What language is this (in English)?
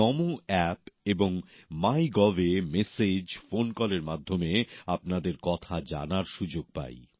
Bangla